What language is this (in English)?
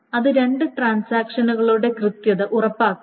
Malayalam